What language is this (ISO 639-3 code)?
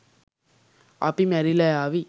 sin